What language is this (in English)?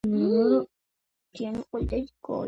Georgian